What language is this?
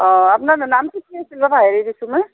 Assamese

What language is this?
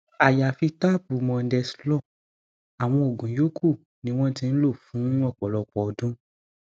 Yoruba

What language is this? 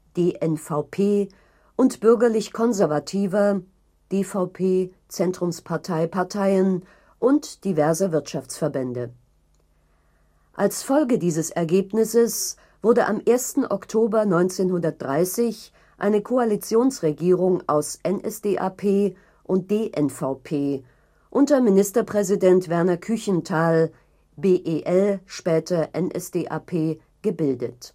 German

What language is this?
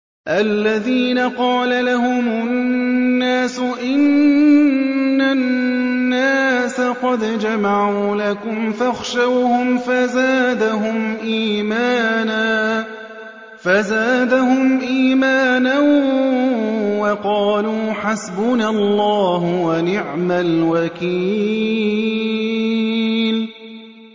Arabic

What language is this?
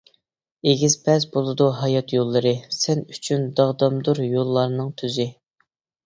Uyghur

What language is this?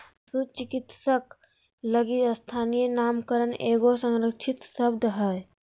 Magahi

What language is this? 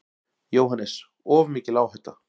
Icelandic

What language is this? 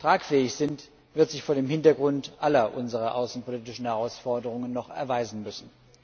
German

